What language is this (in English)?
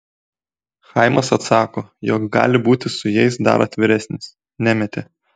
Lithuanian